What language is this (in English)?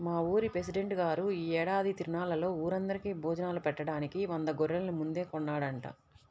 Telugu